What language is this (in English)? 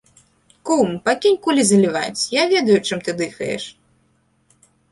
Belarusian